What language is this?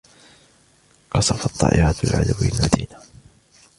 Arabic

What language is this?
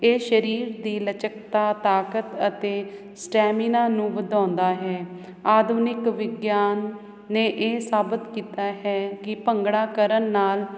Punjabi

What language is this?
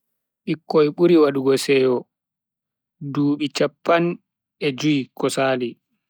Bagirmi Fulfulde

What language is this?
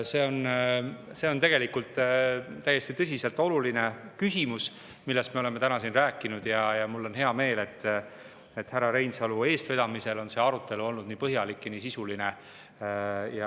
Estonian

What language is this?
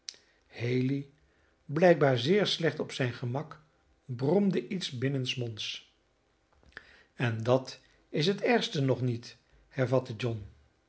Dutch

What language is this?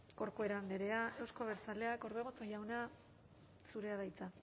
Basque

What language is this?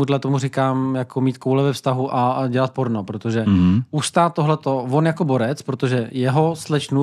Czech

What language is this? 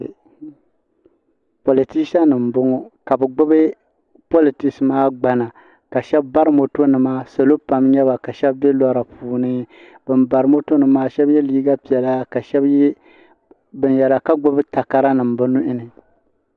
Dagbani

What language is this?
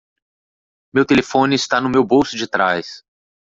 Portuguese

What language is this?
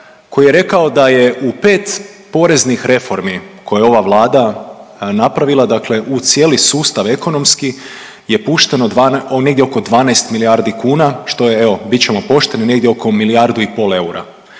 Croatian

